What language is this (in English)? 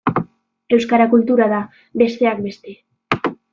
Basque